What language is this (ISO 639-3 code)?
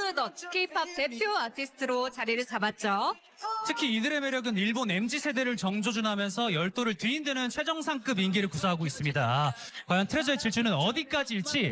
kor